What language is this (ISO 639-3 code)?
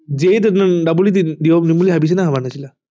asm